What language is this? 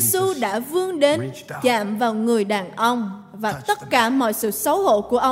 Vietnamese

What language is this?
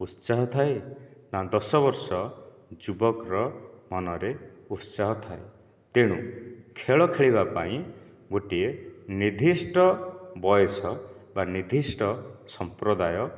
Odia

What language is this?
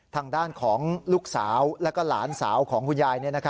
Thai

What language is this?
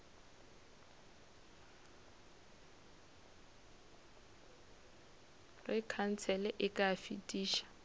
Northern Sotho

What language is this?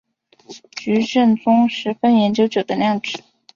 Chinese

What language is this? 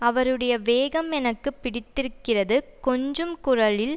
Tamil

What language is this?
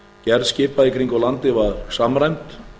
Icelandic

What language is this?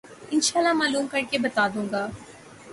Urdu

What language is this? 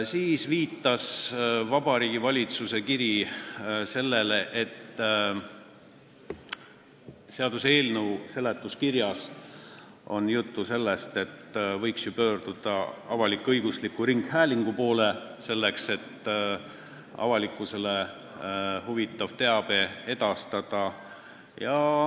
Estonian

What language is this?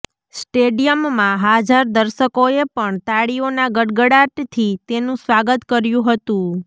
Gujarati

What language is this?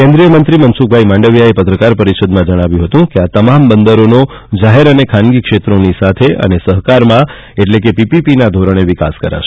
Gujarati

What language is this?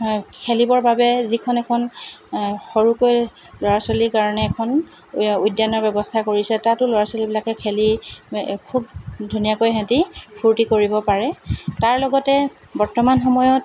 Assamese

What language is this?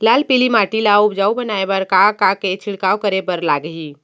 Chhattisgarhi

